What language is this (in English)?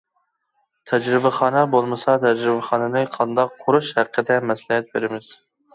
Uyghur